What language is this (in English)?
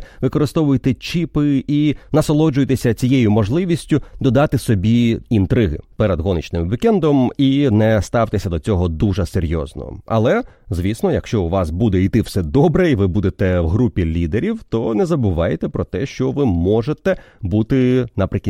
Ukrainian